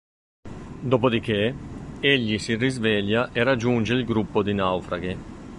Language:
Italian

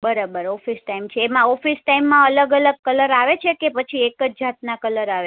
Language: Gujarati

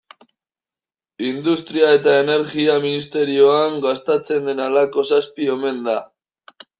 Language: Basque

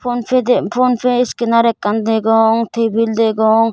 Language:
Chakma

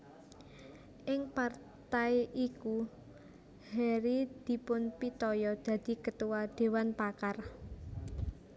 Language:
Javanese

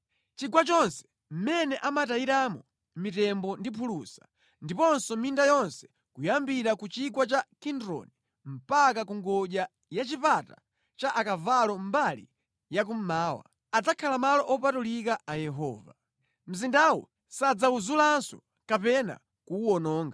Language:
Nyanja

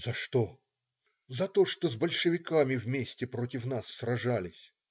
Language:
Russian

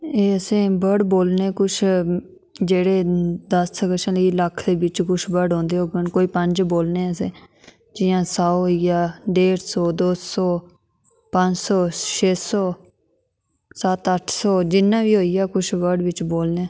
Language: Dogri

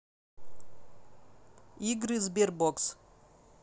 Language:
Russian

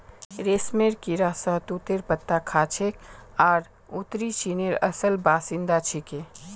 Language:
Magahi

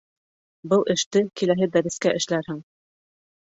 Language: Bashkir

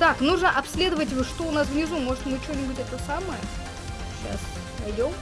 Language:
Russian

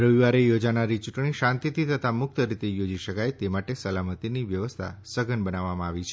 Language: Gujarati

